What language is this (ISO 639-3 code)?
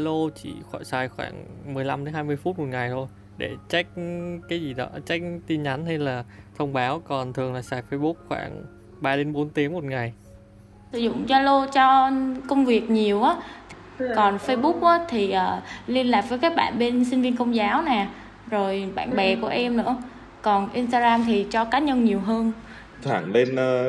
vie